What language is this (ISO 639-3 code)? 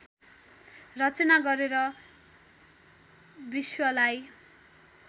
nep